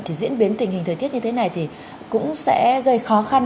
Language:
Vietnamese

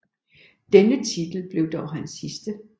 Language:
Danish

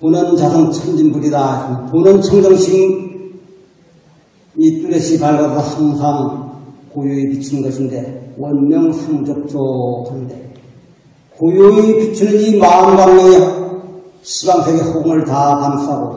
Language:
Korean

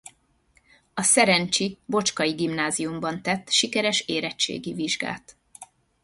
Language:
Hungarian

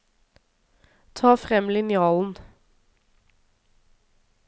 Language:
Norwegian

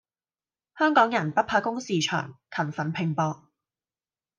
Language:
Cantonese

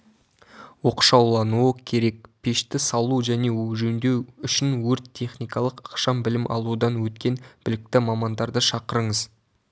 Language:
Kazakh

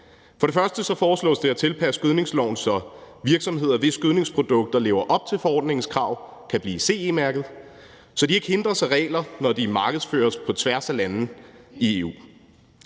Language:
Danish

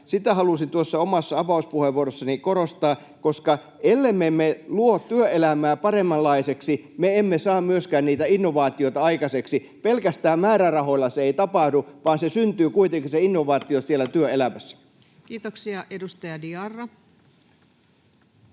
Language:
Finnish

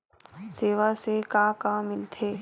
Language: Chhattisgarhi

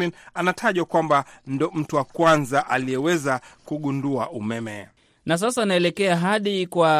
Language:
Swahili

